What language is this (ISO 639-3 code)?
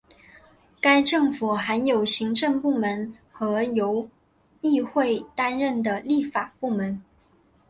zho